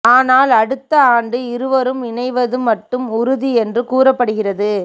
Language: Tamil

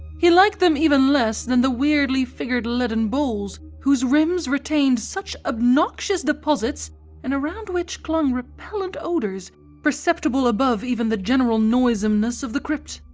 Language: English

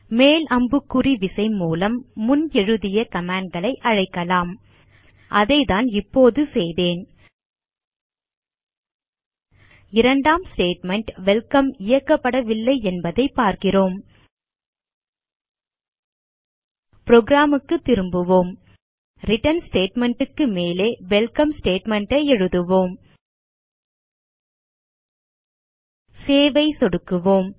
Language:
Tamil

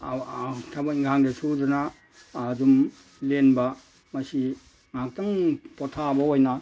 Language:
Manipuri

